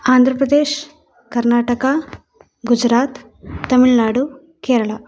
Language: Sanskrit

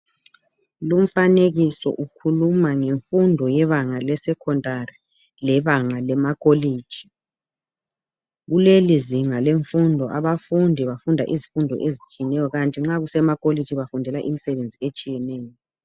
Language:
North Ndebele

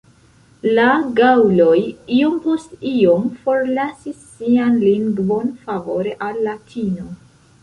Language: Esperanto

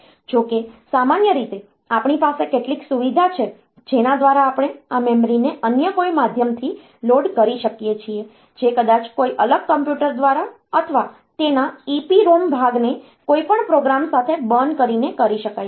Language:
Gujarati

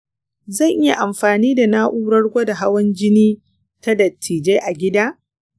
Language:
Hausa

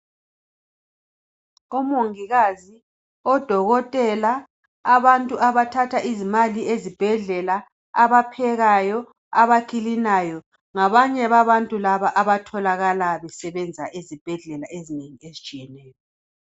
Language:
North Ndebele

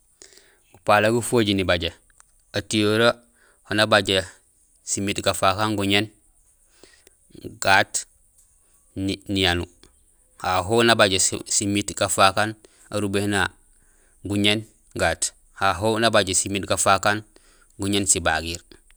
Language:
Gusilay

